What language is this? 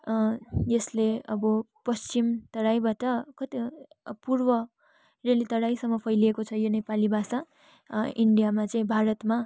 Nepali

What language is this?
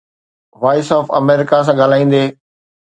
Sindhi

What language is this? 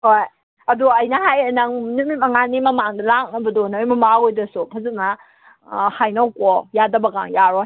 Manipuri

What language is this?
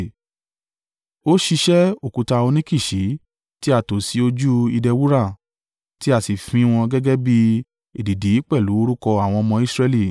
Yoruba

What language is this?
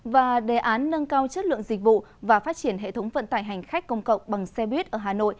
Vietnamese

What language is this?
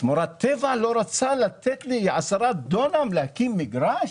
Hebrew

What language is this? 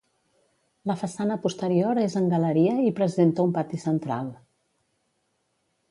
Catalan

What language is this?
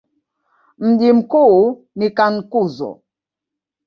Swahili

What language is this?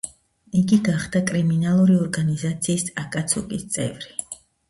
Georgian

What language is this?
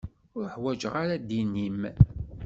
Kabyle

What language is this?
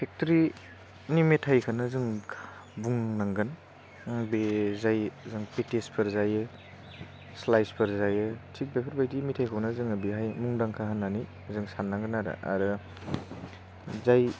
Bodo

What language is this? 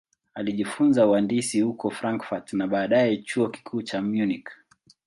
Swahili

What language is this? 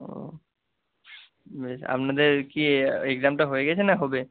Bangla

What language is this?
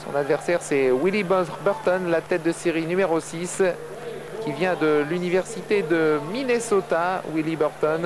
French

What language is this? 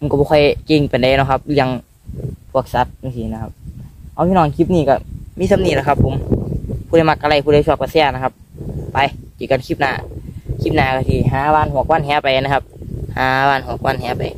Thai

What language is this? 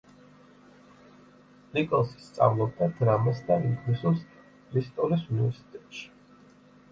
Georgian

